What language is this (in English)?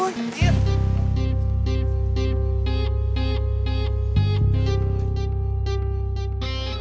Indonesian